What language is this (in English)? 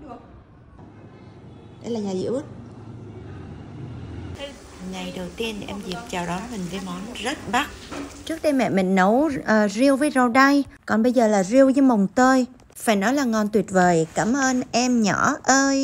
Vietnamese